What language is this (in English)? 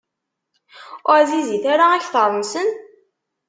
Kabyle